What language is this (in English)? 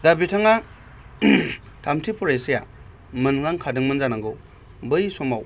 Bodo